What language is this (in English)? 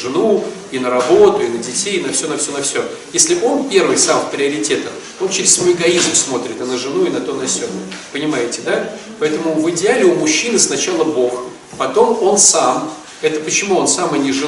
Russian